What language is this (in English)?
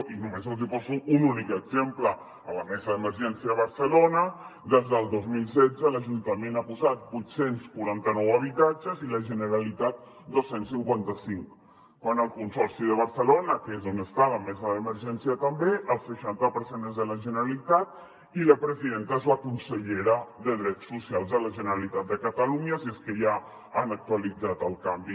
Catalan